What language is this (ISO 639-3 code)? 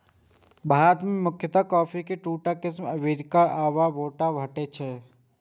mai